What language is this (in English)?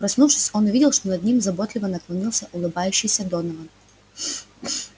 Russian